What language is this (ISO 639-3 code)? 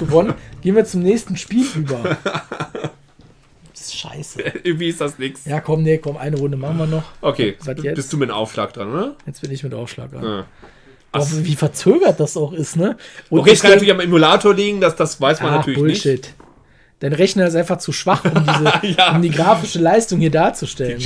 deu